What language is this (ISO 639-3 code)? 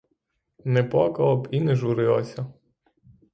ukr